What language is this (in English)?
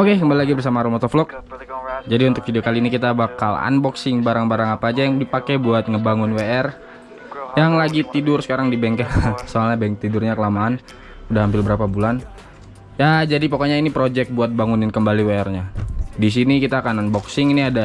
Indonesian